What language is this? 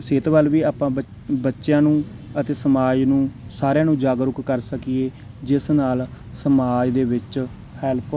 Punjabi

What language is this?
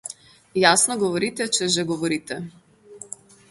Slovenian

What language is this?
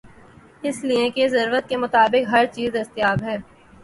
Urdu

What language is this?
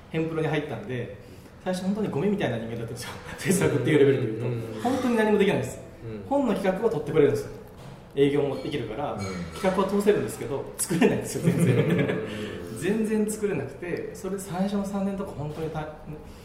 Japanese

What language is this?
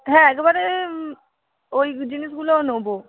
Bangla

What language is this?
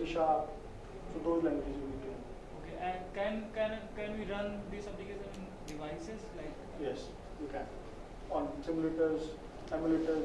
English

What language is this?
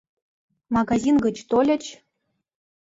Mari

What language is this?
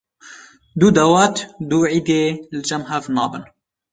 Kurdish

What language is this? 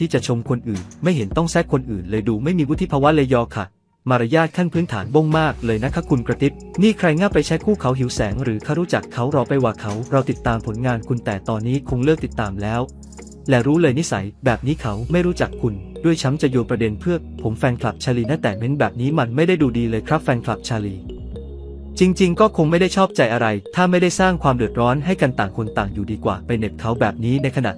Thai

